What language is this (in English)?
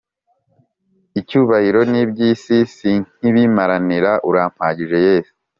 Kinyarwanda